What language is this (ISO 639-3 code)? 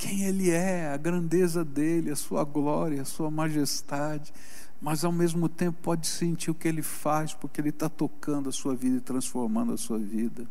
por